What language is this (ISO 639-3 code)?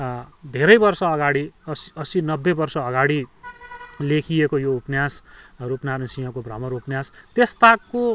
nep